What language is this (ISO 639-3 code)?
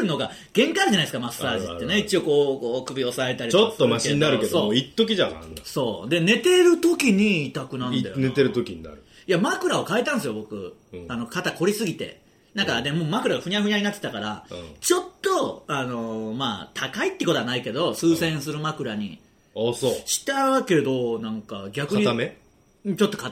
jpn